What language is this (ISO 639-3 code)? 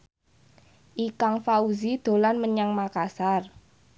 jav